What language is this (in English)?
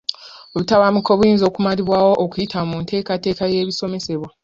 Ganda